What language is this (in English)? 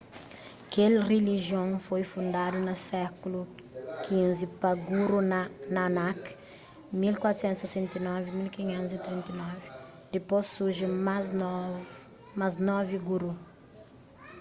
Kabuverdianu